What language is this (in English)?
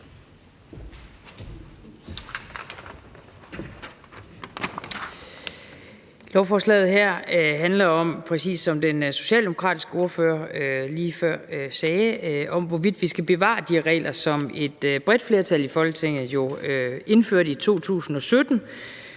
Danish